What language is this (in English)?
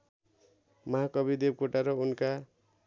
Nepali